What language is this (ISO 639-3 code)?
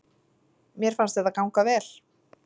isl